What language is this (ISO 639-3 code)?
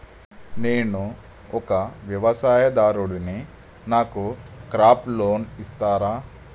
tel